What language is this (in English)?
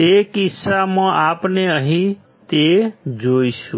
Gujarati